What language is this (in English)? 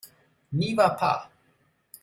French